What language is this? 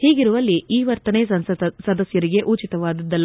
Kannada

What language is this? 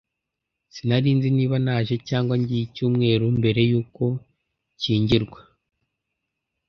Kinyarwanda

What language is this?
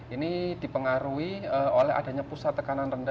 Indonesian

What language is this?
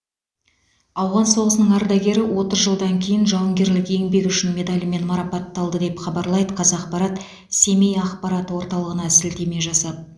Kazakh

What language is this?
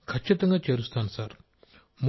Telugu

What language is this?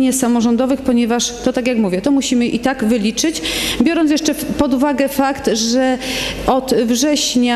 Polish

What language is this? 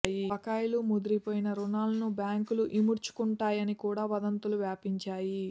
Telugu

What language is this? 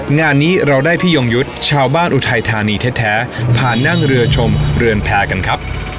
Thai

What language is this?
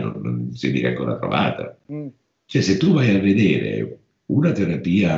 Italian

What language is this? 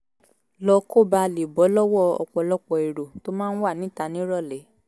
Yoruba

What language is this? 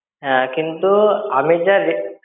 Bangla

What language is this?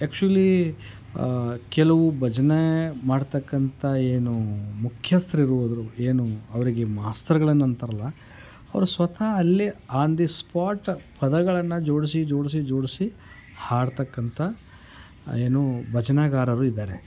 Kannada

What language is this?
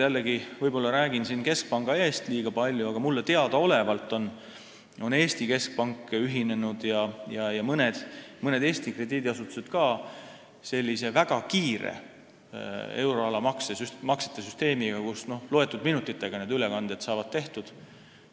Estonian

